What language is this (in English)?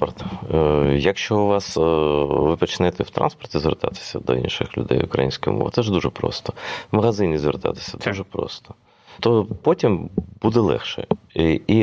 Ukrainian